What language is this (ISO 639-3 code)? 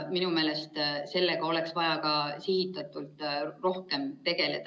est